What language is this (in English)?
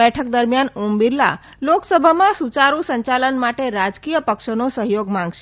Gujarati